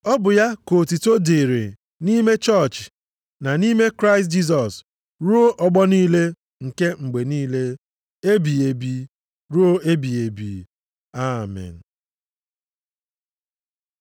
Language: Igbo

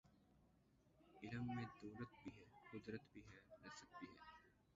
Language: Urdu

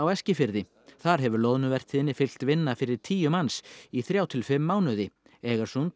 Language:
Icelandic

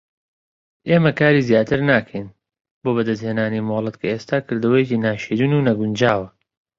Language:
Central Kurdish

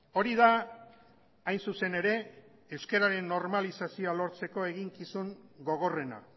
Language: Basque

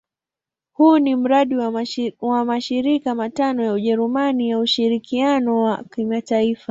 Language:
Swahili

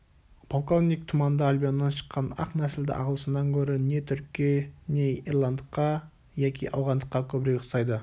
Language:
Kazakh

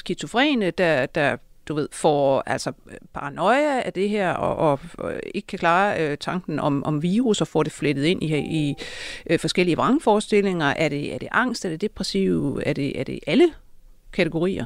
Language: Danish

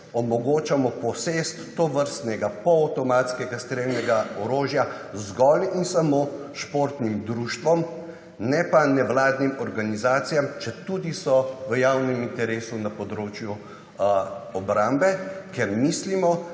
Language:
Slovenian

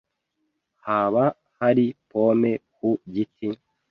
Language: Kinyarwanda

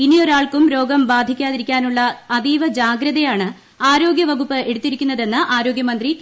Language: Malayalam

